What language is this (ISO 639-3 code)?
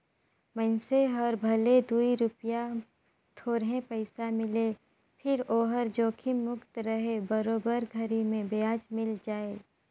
hne